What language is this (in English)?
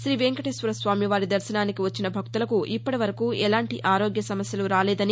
Telugu